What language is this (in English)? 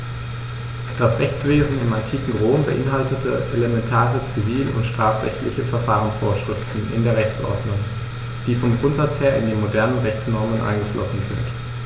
German